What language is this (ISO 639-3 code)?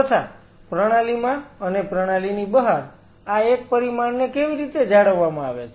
guj